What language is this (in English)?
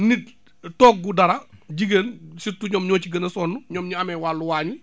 Wolof